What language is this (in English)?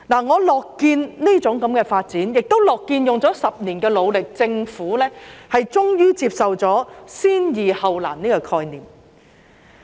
Cantonese